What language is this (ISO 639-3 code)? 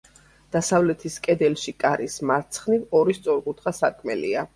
kat